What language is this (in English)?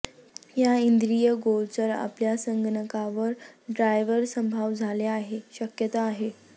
Marathi